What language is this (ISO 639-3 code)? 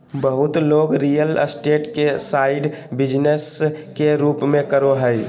mag